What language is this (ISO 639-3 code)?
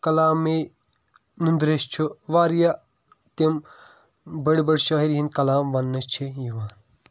kas